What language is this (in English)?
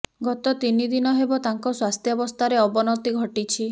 Odia